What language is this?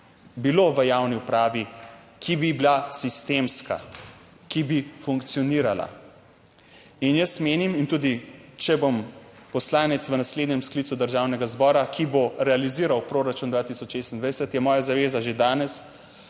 Slovenian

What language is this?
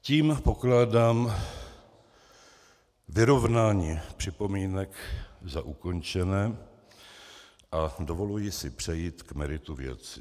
Czech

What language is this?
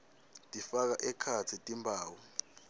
Swati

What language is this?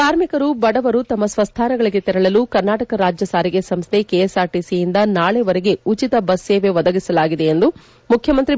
Kannada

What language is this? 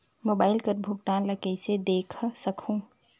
Chhattisgarhi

